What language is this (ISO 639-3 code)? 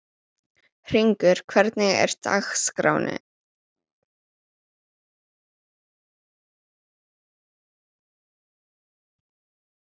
isl